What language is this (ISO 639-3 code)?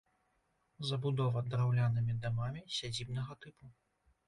bel